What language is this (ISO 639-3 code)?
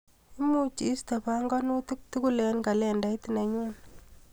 kln